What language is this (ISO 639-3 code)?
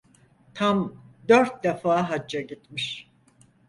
tur